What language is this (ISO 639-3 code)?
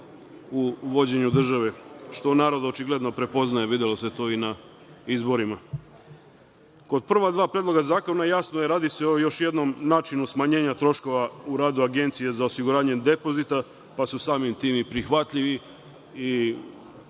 srp